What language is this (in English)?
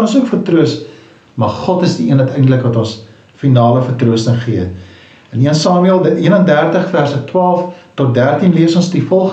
Dutch